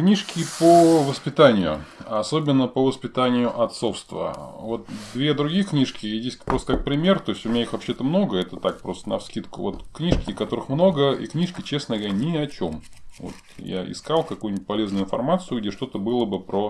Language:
Russian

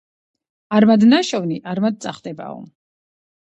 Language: Georgian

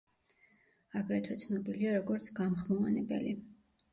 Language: Georgian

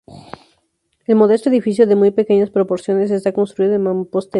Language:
Spanish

